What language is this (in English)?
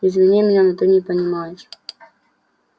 Russian